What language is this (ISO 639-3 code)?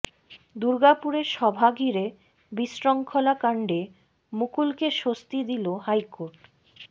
ben